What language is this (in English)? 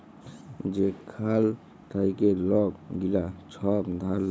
Bangla